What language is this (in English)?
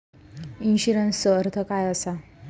Marathi